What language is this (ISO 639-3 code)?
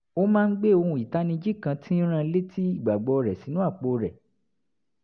yor